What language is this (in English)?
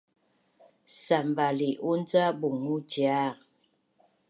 Bunun